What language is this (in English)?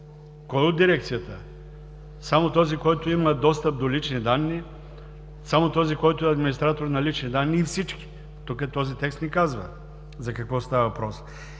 Bulgarian